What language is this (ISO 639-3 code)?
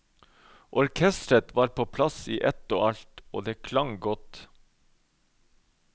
nor